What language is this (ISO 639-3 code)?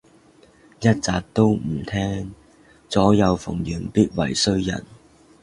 yue